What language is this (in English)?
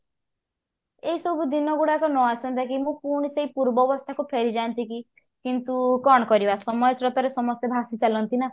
Odia